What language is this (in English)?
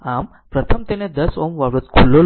Gujarati